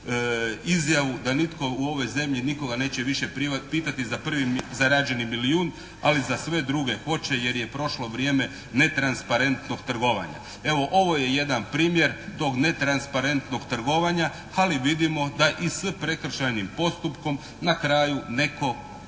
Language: Croatian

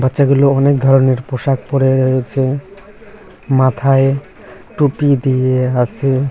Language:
Bangla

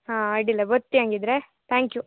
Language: Kannada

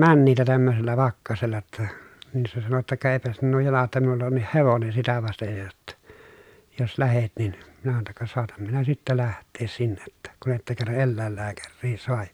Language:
Finnish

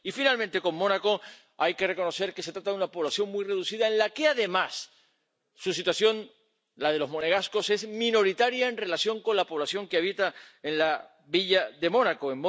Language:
Spanish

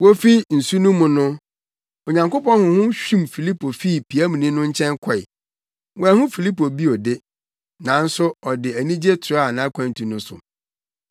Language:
Akan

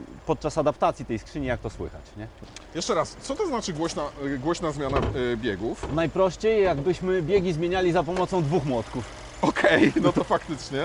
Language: Polish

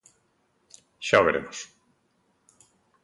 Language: Galician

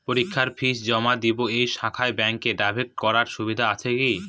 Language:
Bangla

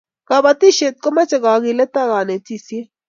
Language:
Kalenjin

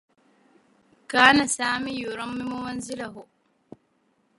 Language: Arabic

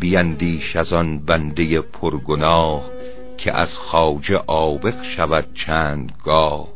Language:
Persian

